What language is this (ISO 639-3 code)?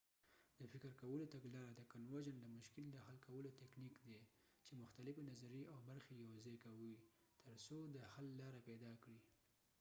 pus